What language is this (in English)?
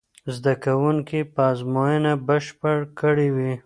Pashto